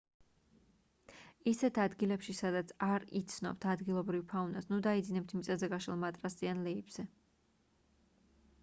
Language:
Georgian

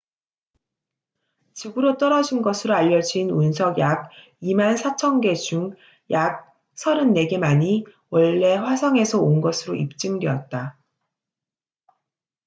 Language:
Korean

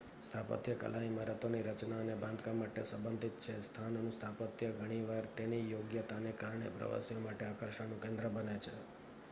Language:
Gujarati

